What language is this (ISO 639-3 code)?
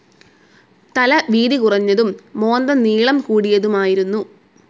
mal